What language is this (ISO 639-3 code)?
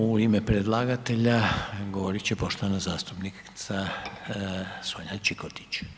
hrv